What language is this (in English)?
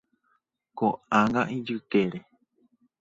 Guarani